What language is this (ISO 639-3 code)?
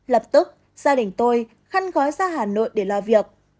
vie